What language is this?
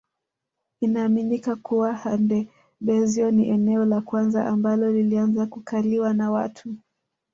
Swahili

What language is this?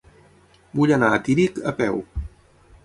Catalan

